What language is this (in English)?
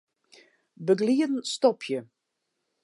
Western Frisian